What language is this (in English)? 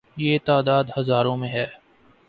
Urdu